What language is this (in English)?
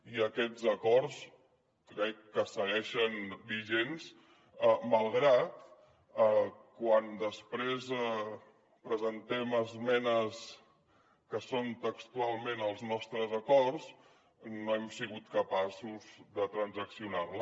Catalan